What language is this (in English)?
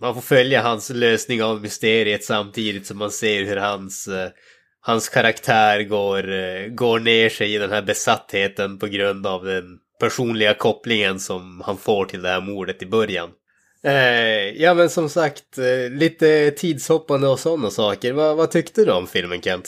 Swedish